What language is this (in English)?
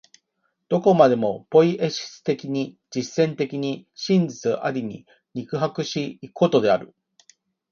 Japanese